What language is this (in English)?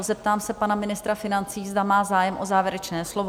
Czech